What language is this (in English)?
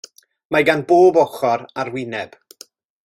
Welsh